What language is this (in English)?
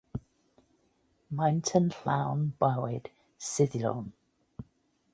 Welsh